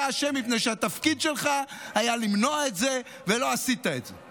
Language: Hebrew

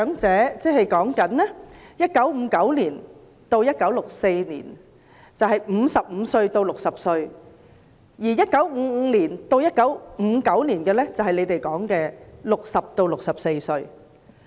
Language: Cantonese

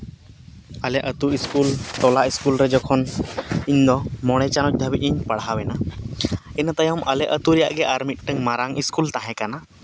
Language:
Santali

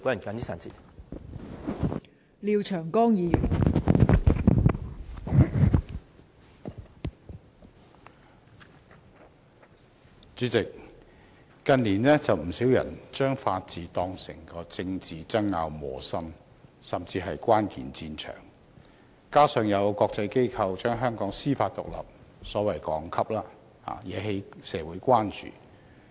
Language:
Cantonese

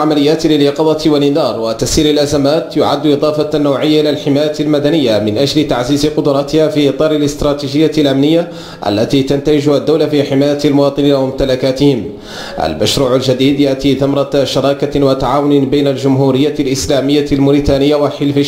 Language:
Arabic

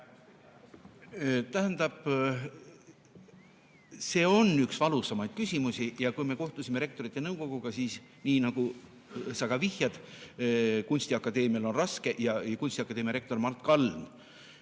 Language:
Estonian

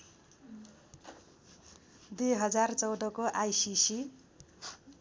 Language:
Nepali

